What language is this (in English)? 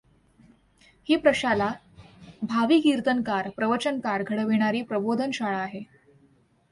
Marathi